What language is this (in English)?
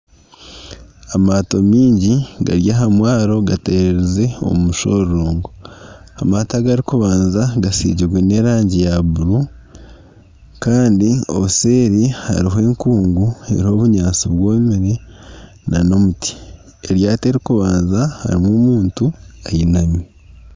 Nyankole